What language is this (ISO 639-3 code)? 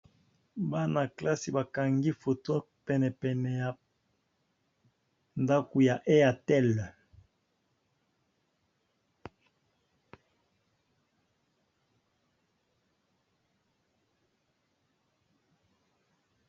lin